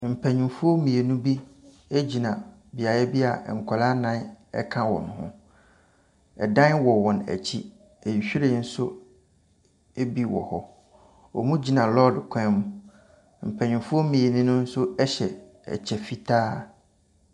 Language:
Akan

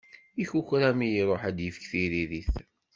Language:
Kabyle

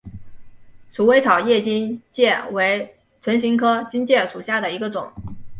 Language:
Chinese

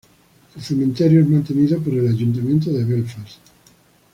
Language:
Spanish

